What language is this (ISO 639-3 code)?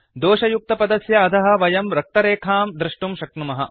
san